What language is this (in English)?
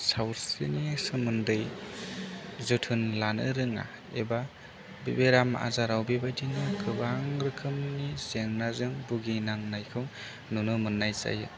Bodo